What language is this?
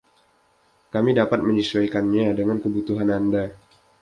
Indonesian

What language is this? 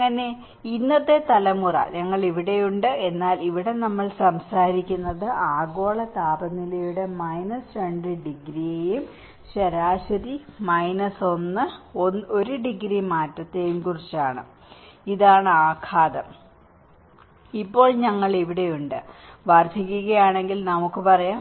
Malayalam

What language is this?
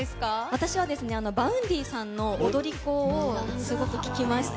Japanese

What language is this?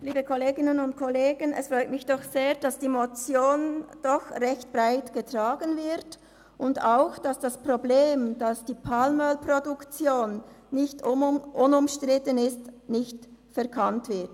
Swiss German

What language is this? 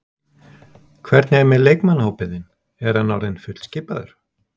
Icelandic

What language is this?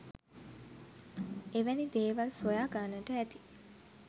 Sinhala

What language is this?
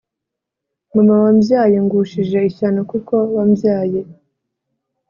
Kinyarwanda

